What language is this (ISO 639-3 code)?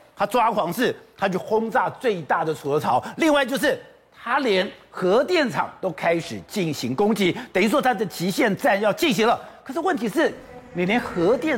zho